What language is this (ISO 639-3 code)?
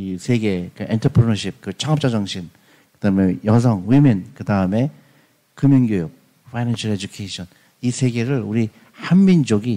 kor